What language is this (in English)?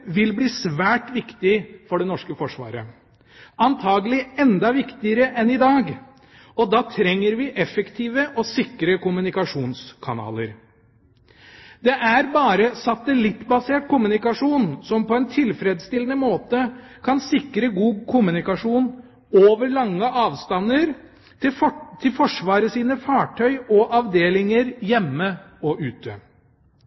Norwegian Bokmål